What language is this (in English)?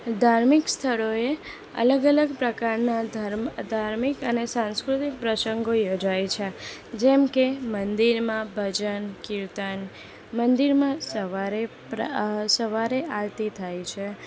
Gujarati